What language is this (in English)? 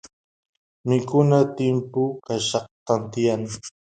Santiago del Estero Quichua